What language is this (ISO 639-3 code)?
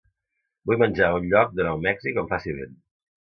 cat